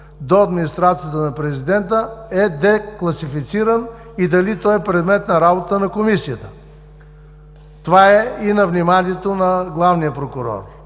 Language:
Bulgarian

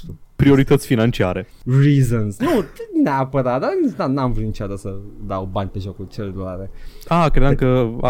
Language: Romanian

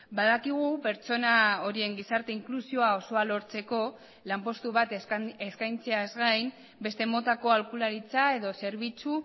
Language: Basque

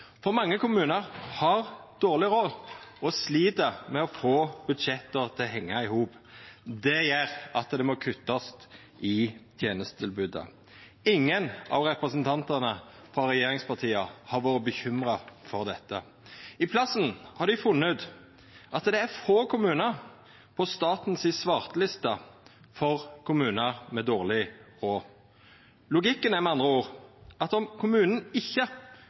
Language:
Norwegian Nynorsk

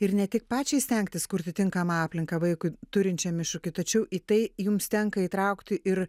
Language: Lithuanian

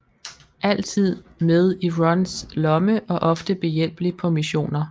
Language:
Danish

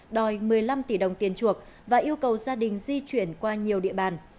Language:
Vietnamese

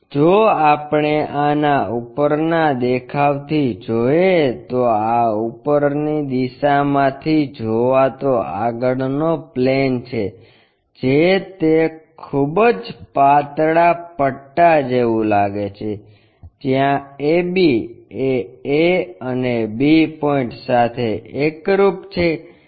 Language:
Gujarati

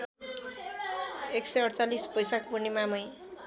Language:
Nepali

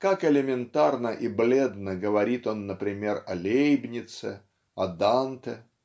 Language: Russian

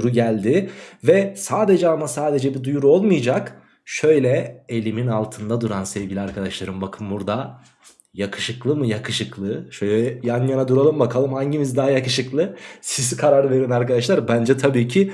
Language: Turkish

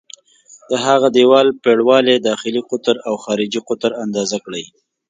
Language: Pashto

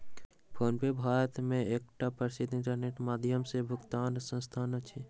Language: Maithili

